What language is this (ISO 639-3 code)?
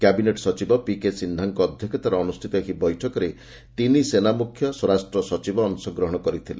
ori